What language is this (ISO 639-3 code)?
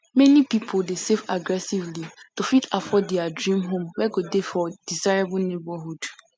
pcm